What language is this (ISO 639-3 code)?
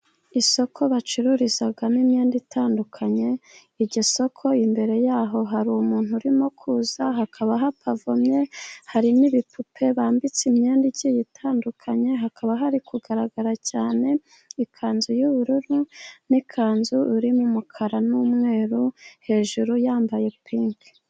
kin